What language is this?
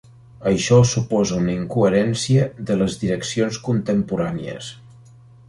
Catalan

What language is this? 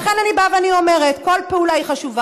Hebrew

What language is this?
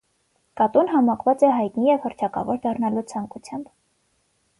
Armenian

